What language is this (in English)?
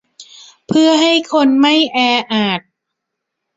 Thai